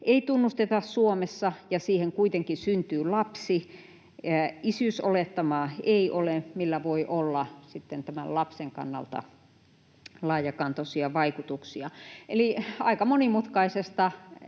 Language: Finnish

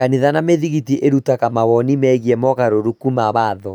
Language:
Kikuyu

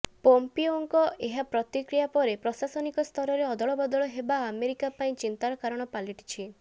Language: Odia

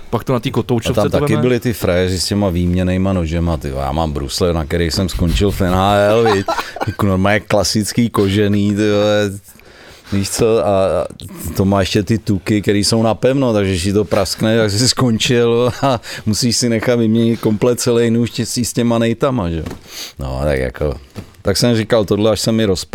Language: Czech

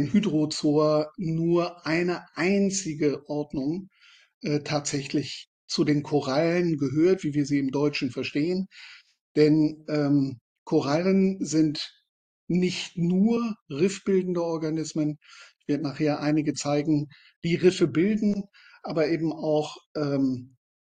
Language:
German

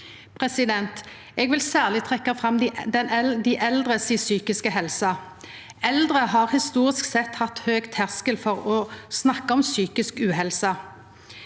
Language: Norwegian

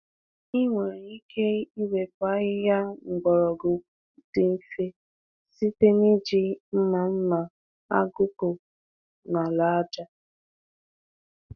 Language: Igbo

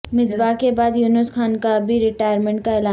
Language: Urdu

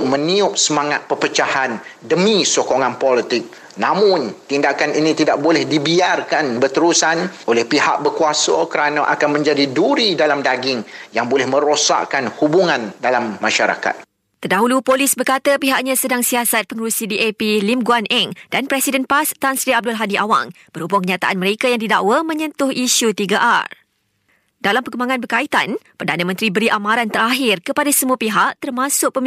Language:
Malay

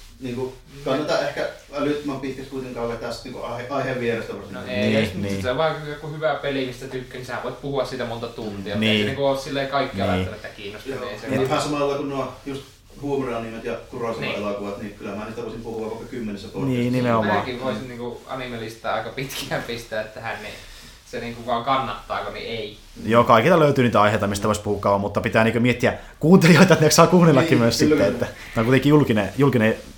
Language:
Finnish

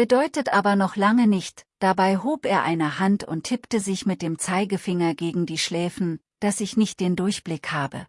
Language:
German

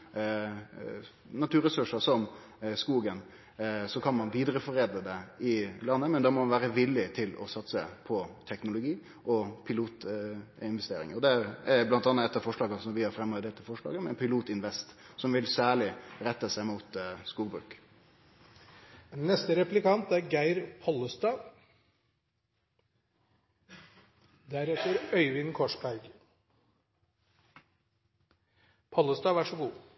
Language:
Norwegian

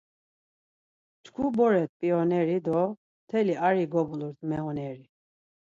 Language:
Laz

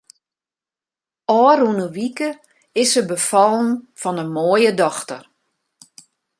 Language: Western Frisian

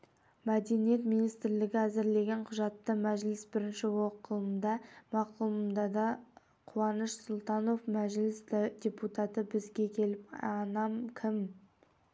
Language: Kazakh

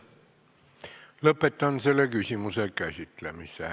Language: Estonian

